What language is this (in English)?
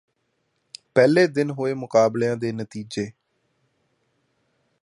Punjabi